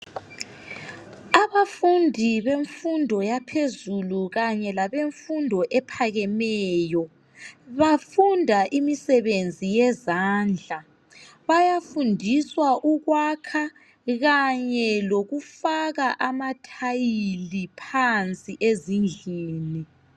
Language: North Ndebele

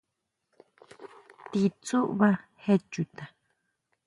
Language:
Huautla Mazatec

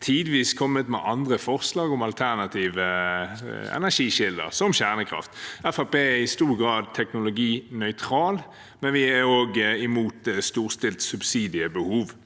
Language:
Norwegian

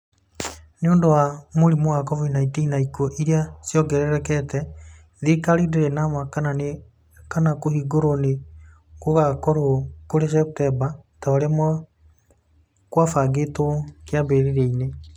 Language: Kikuyu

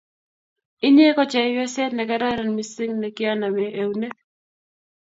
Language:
Kalenjin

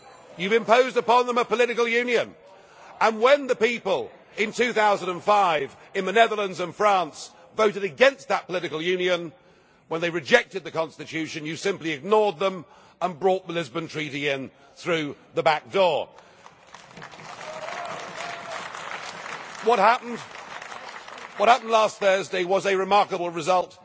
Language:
English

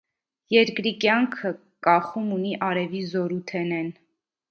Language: Armenian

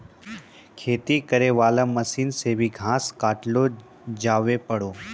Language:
Maithili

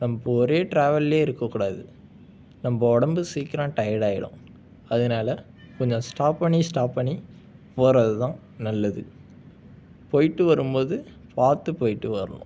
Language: Tamil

